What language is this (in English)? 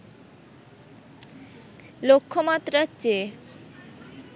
Bangla